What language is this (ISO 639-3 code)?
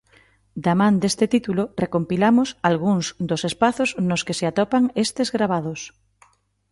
glg